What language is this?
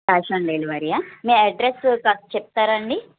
Telugu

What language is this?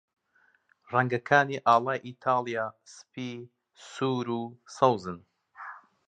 Central Kurdish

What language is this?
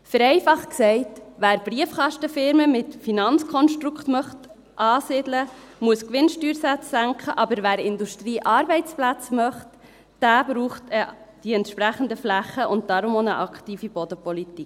Swiss German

